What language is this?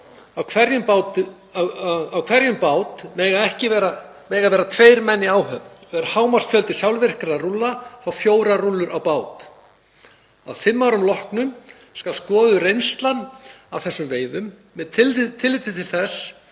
Icelandic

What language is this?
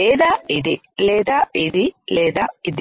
Telugu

